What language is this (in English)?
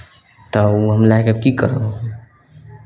Maithili